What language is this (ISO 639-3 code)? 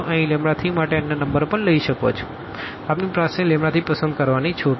guj